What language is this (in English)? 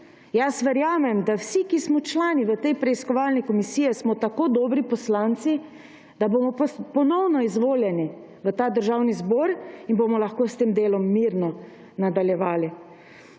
Slovenian